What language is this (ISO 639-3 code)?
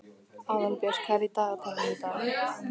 isl